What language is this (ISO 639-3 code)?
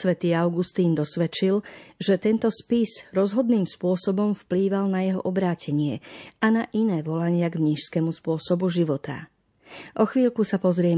slk